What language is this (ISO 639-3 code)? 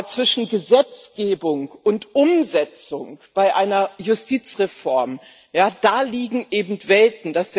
deu